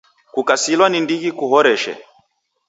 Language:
Taita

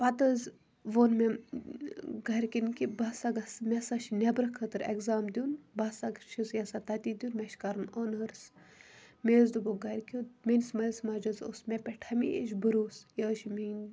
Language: Kashmiri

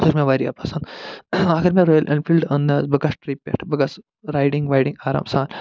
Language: Kashmiri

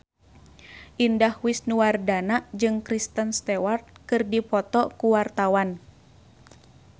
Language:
Sundanese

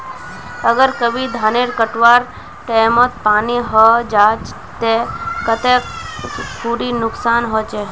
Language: Magahi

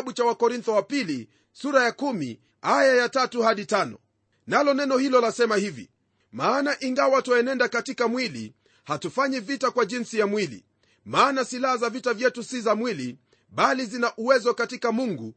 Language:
Swahili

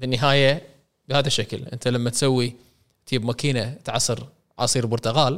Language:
Arabic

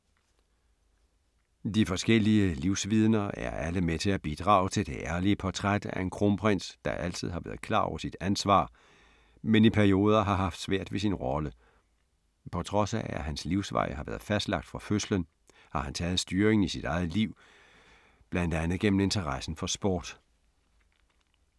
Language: Danish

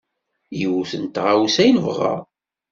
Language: Kabyle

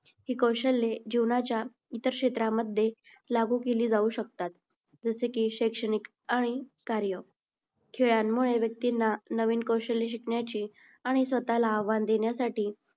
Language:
Marathi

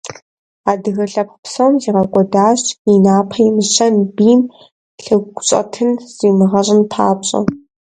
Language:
Kabardian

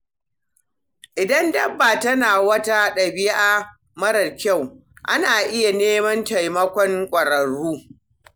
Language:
Hausa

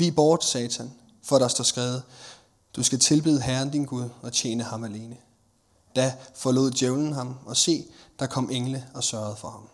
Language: Danish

